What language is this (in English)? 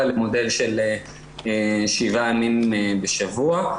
Hebrew